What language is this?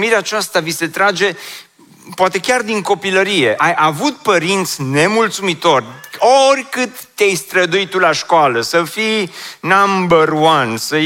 Romanian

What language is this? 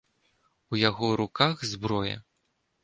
Belarusian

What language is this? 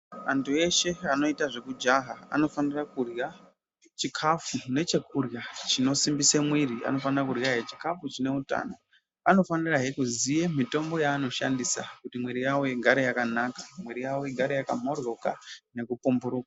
Ndau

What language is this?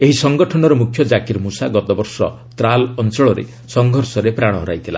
Odia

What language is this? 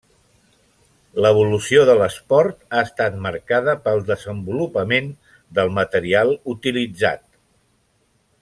Catalan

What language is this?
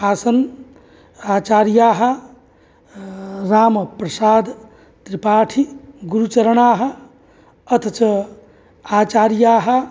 Sanskrit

